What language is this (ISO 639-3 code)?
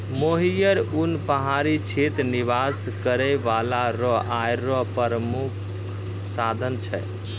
mai